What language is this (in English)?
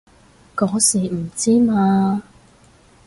Cantonese